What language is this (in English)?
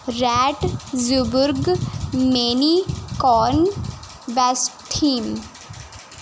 Punjabi